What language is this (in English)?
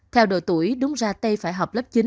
Vietnamese